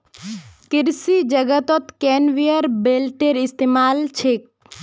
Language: Magahi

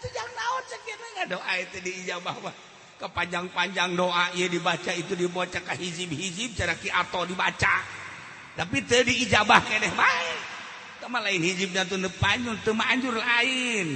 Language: Indonesian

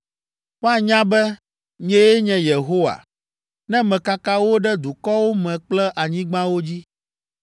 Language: Ewe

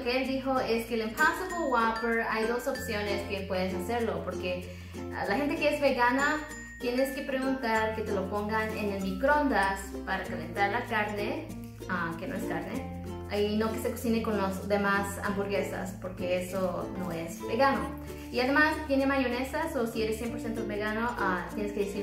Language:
Spanish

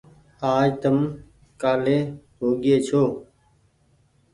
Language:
Goaria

